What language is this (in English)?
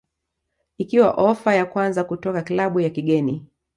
Swahili